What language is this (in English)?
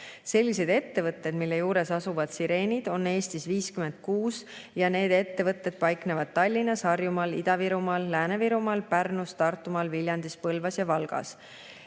Estonian